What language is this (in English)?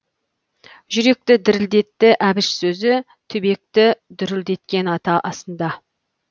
Kazakh